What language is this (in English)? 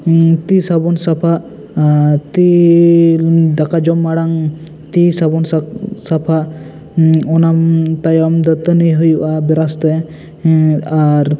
Santali